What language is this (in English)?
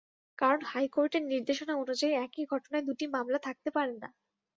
Bangla